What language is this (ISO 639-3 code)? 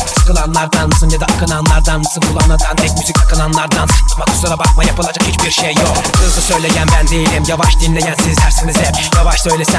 tur